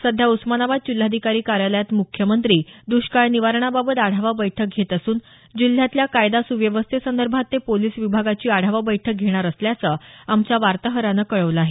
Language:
Marathi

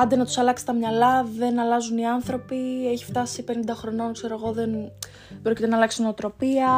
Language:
Greek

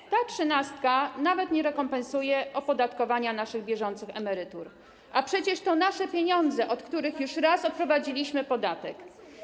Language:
Polish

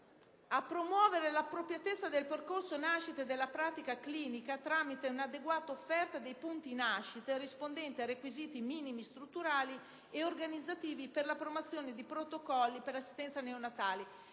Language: Italian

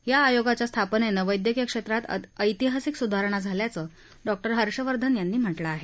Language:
Marathi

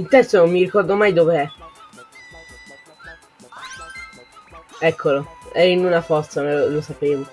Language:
Italian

